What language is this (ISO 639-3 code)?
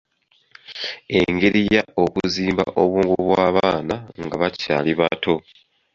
lug